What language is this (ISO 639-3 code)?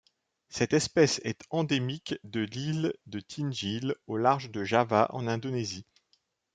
fra